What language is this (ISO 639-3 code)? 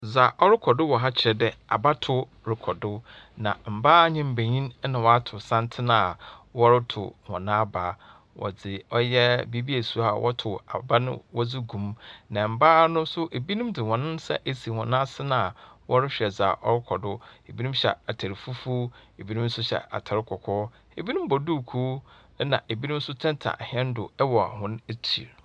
aka